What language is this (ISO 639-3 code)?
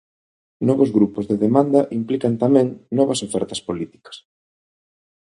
glg